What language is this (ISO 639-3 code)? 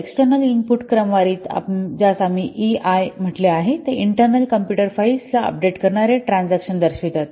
mar